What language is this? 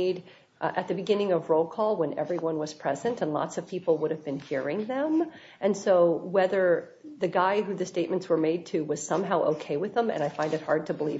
English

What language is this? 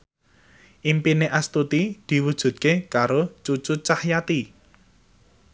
Javanese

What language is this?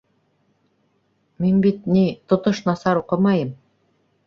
Bashkir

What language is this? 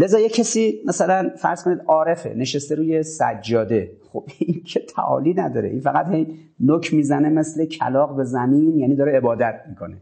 Persian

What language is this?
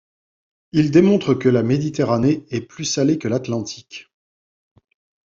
French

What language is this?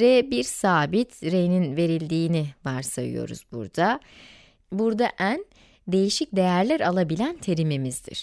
Turkish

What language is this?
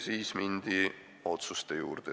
Estonian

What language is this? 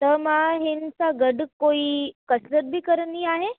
Sindhi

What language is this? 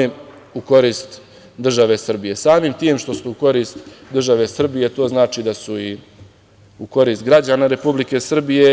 Serbian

